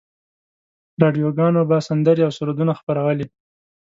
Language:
Pashto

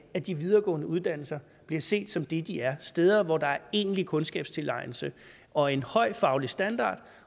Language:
Danish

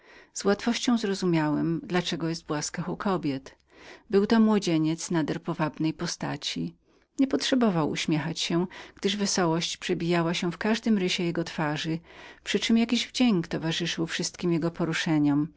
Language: Polish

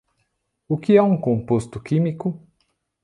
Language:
Portuguese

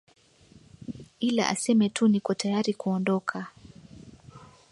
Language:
Swahili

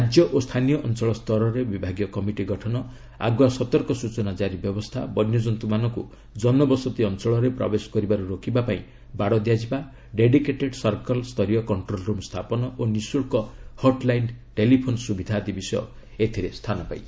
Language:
Odia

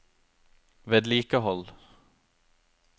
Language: Norwegian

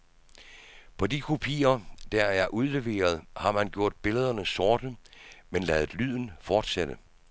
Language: Danish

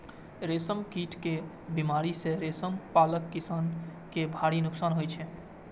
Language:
Maithili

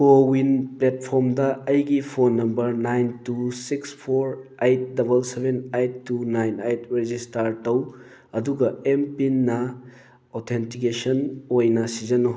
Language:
Manipuri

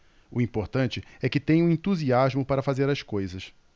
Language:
Portuguese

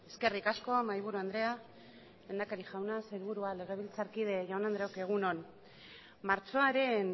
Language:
Basque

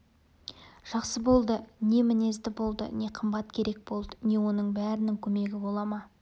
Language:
Kazakh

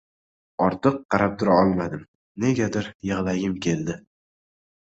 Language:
Uzbek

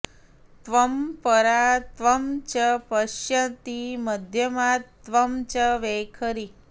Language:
Sanskrit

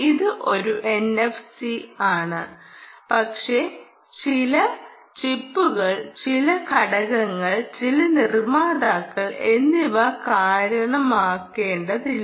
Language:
Malayalam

